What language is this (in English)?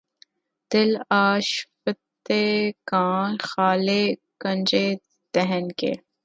Urdu